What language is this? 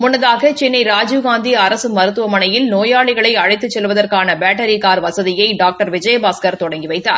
Tamil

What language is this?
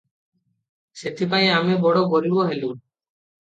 Odia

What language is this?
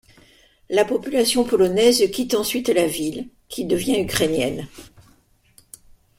French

